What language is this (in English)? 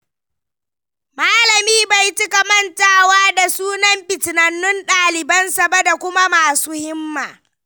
Hausa